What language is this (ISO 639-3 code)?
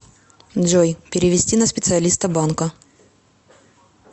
rus